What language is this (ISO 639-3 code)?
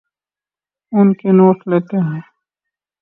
urd